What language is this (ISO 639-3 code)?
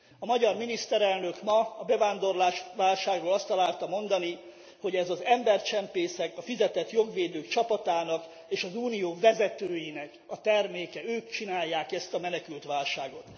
hun